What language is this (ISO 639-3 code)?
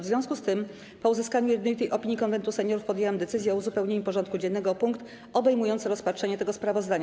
pol